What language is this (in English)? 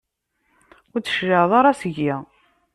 Kabyle